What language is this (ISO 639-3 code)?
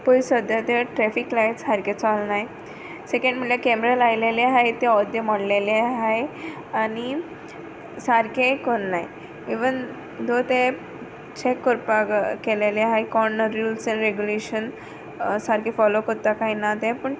kok